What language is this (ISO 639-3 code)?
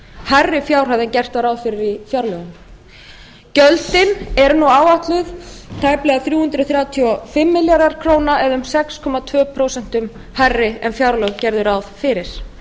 isl